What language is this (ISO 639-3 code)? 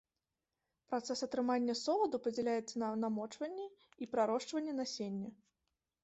bel